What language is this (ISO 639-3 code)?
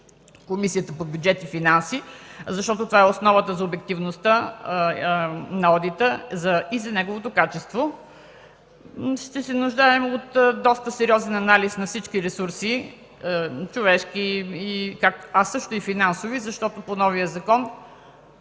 bul